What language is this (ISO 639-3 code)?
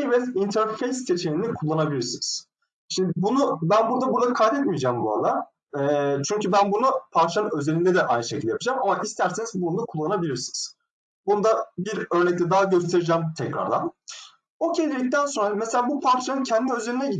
tur